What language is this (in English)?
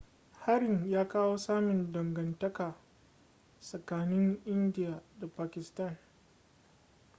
Hausa